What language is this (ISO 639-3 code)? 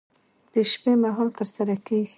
pus